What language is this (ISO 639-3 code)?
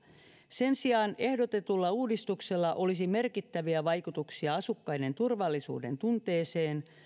fin